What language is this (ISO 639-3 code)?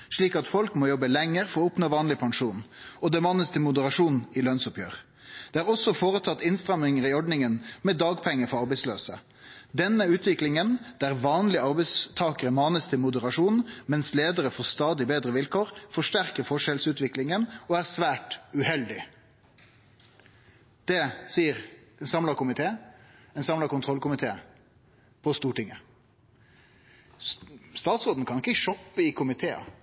nno